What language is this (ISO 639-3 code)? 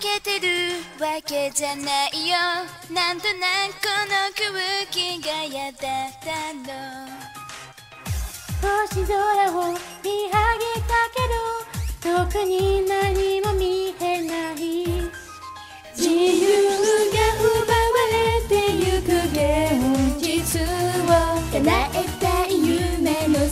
jpn